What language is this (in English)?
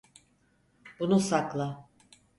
Turkish